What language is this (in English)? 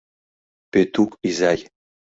Mari